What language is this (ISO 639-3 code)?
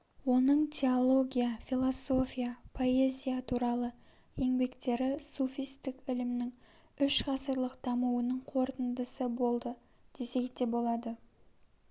kaz